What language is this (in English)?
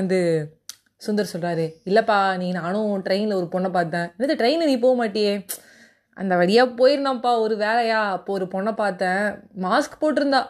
Tamil